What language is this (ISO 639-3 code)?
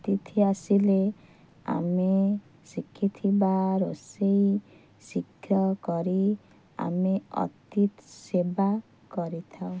ori